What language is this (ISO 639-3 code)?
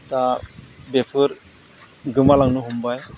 brx